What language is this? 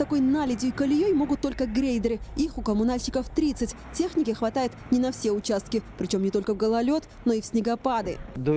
Russian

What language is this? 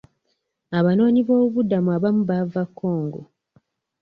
Ganda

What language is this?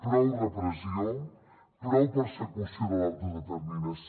Catalan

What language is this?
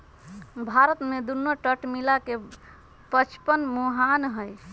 Magahi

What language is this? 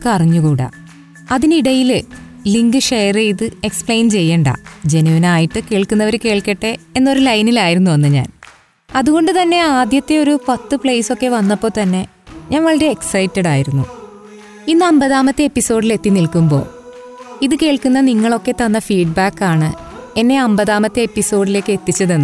Malayalam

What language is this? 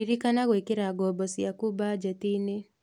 Kikuyu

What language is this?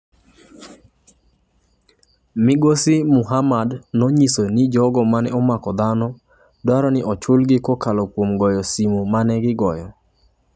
Luo (Kenya and Tanzania)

